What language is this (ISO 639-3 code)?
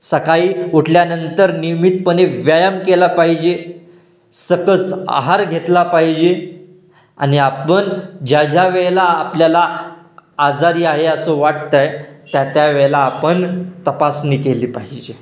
mar